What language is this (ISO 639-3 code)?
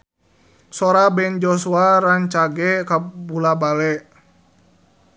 sun